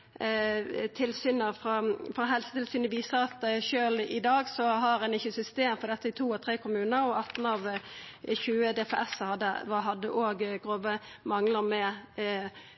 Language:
Norwegian Nynorsk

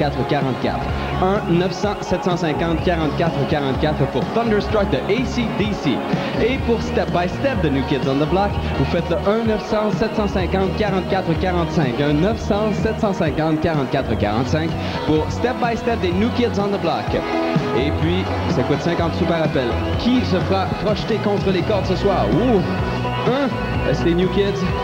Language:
French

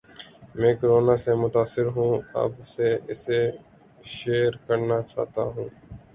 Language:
Urdu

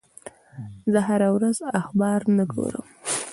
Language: Pashto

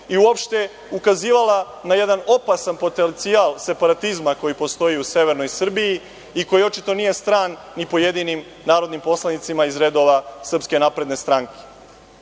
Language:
Serbian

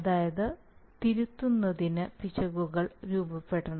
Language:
Malayalam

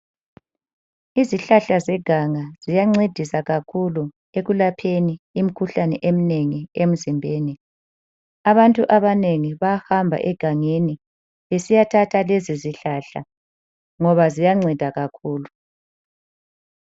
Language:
North Ndebele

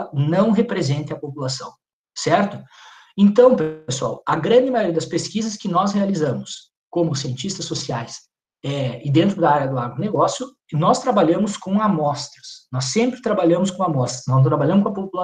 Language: Portuguese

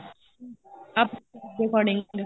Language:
Punjabi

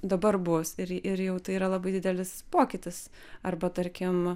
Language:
Lithuanian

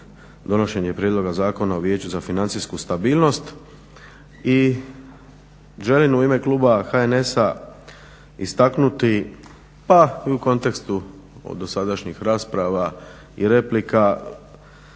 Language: Croatian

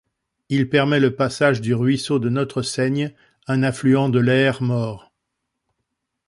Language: French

